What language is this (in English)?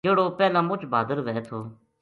Gujari